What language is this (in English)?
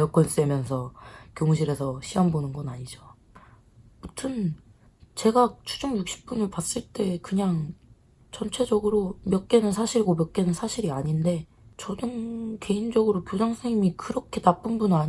Korean